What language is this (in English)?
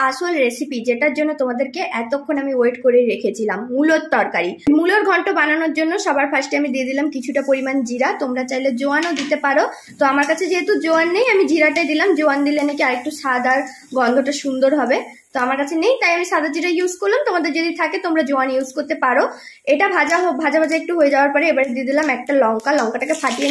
Bangla